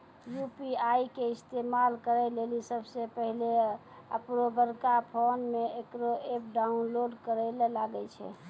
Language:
Maithili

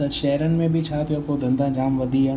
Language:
Sindhi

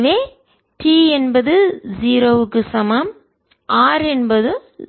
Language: Tamil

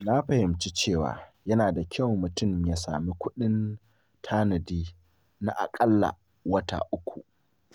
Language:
Hausa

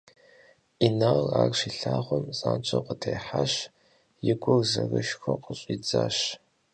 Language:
Kabardian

